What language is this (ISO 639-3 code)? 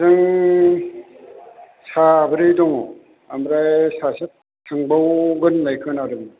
brx